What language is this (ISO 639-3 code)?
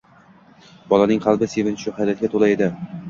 uzb